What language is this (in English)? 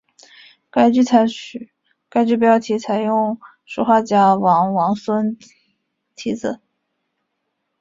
Chinese